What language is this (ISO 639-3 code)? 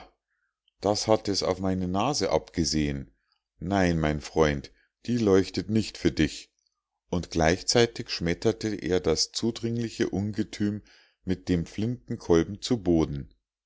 deu